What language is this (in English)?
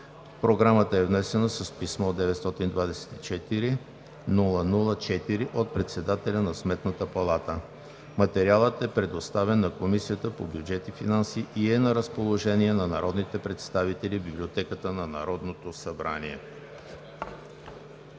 Bulgarian